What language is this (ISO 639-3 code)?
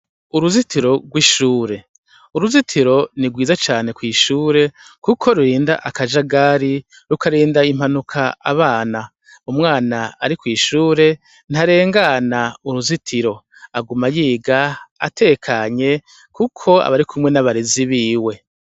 run